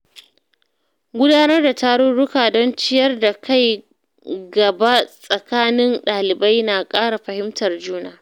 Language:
Hausa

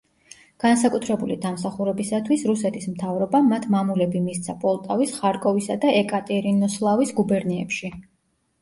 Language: Georgian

